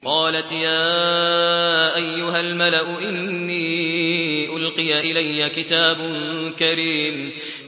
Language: Arabic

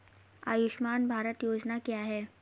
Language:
Hindi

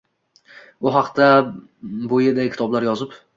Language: Uzbek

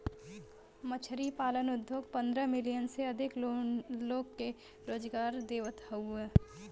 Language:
Bhojpuri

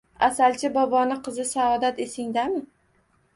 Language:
Uzbek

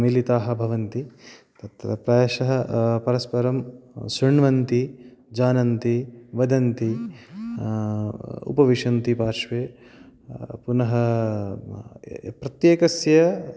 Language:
Sanskrit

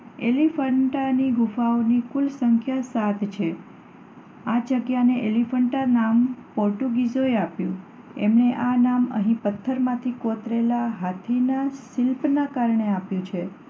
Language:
Gujarati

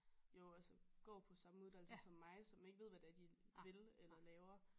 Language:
Danish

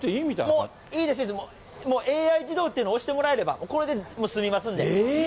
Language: Japanese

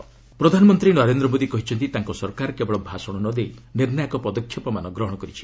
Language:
Odia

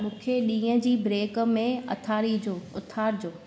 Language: Sindhi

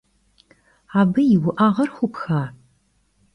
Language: Kabardian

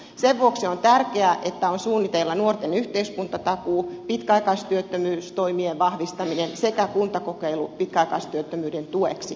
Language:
Finnish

